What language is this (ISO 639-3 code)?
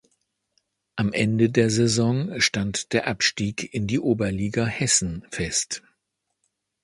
deu